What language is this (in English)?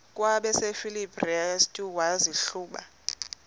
Xhosa